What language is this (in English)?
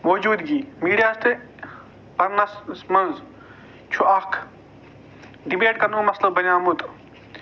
Kashmiri